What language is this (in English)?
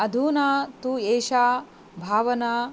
Sanskrit